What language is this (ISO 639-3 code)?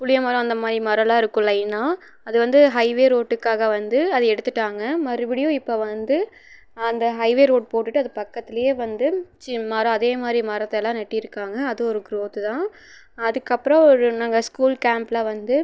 tam